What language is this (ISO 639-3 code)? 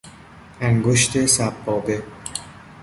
fas